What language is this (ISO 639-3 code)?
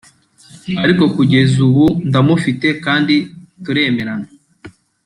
kin